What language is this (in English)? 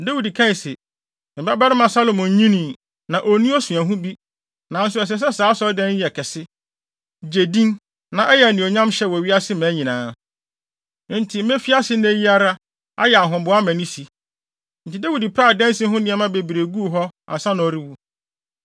Akan